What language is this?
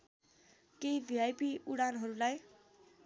Nepali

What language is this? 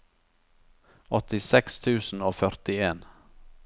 Norwegian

